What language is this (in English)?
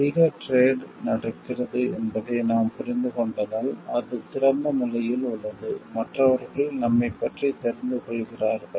Tamil